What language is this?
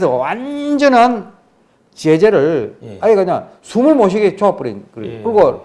Korean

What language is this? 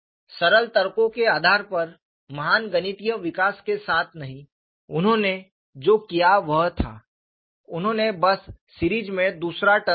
Hindi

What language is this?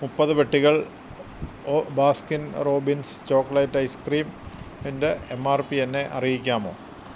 Malayalam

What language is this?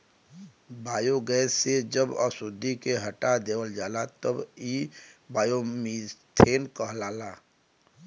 Bhojpuri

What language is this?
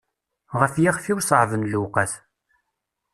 Kabyle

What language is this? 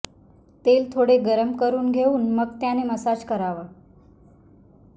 Marathi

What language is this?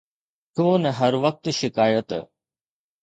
Sindhi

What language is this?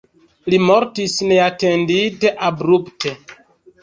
Esperanto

